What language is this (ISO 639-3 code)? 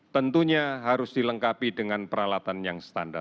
ind